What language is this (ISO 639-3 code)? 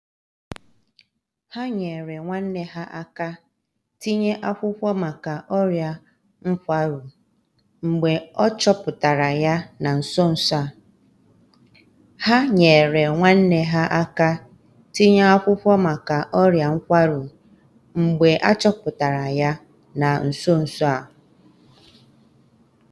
ibo